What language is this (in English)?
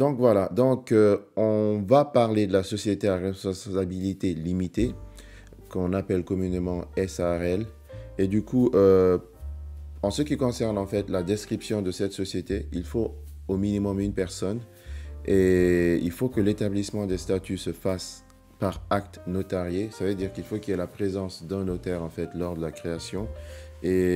French